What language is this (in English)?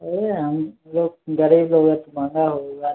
Maithili